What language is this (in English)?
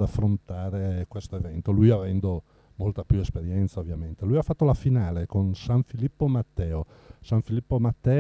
Italian